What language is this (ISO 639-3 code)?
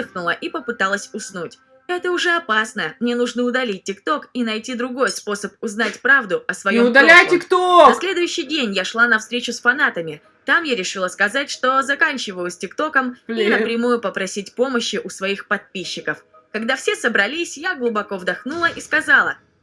rus